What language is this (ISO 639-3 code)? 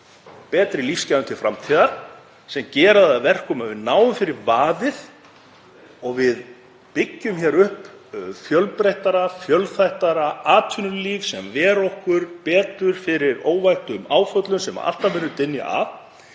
isl